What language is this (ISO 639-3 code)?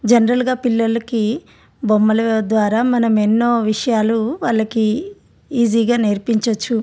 tel